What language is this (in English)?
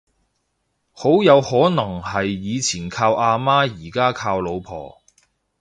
Cantonese